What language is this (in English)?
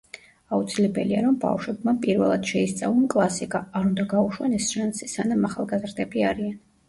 Georgian